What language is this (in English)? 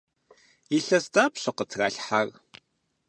Kabardian